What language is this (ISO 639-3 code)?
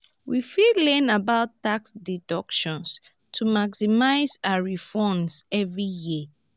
pcm